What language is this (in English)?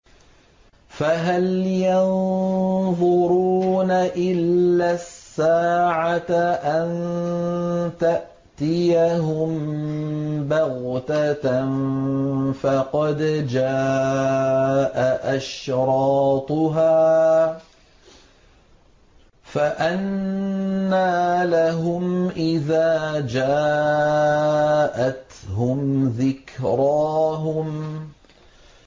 Arabic